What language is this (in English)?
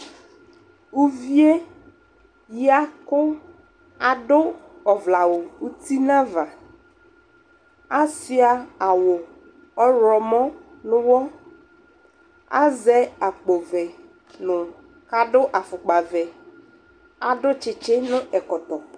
Ikposo